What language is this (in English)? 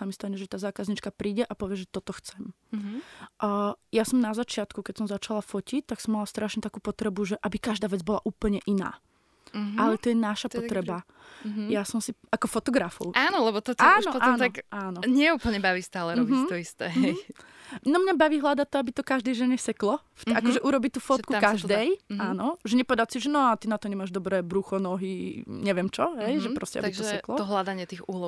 Slovak